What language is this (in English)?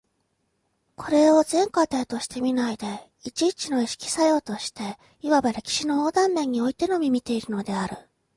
Japanese